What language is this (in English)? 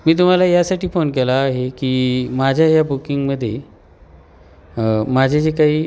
Marathi